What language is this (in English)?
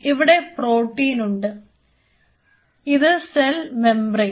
Malayalam